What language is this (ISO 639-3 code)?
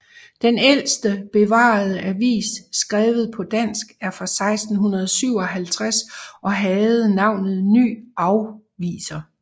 dan